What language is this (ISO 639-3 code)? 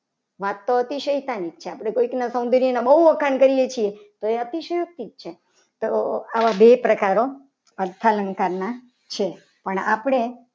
guj